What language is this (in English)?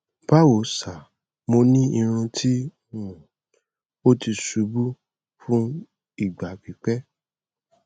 Yoruba